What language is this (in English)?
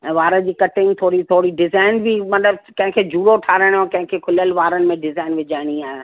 Sindhi